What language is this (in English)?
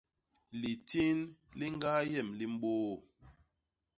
Basaa